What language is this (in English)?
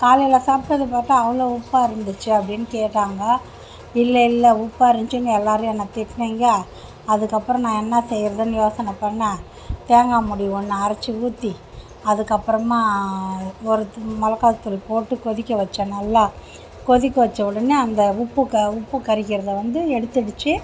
Tamil